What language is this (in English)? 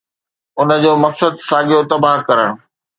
Sindhi